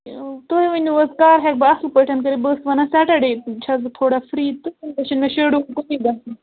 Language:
Kashmiri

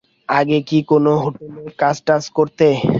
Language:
Bangla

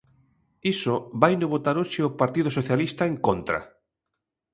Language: Galician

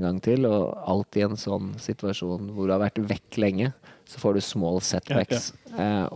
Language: Danish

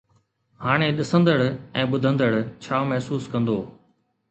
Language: Sindhi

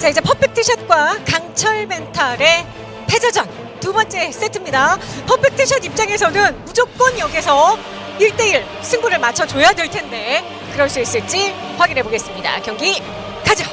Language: Korean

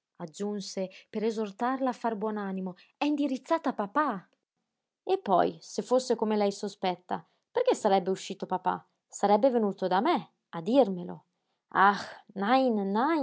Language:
Italian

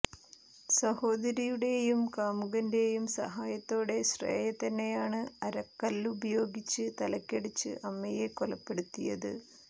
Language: Malayalam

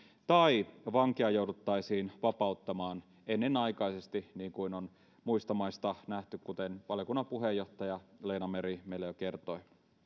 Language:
Finnish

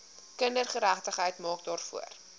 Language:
Afrikaans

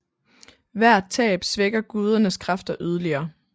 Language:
Danish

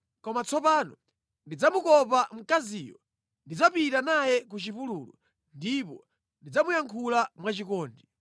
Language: Nyanja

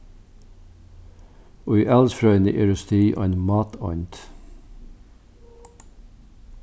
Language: Faroese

